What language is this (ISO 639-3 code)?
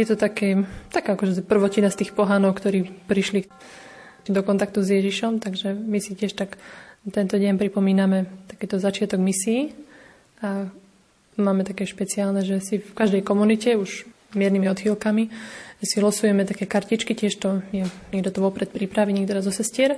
slk